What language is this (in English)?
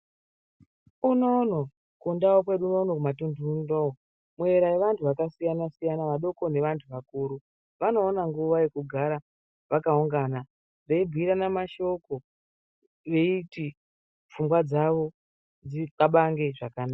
Ndau